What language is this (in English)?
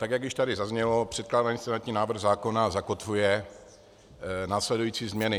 Czech